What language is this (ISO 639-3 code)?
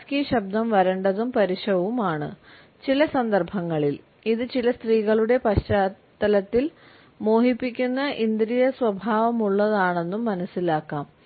mal